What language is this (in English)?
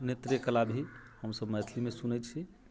Maithili